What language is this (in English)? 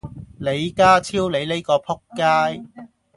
Cantonese